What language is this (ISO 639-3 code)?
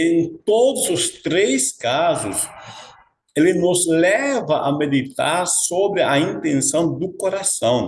por